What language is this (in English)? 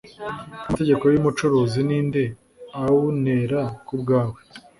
Kinyarwanda